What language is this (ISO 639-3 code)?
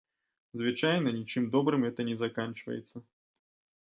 bel